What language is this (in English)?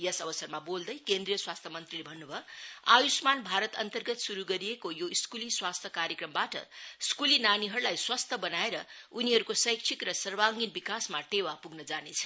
Nepali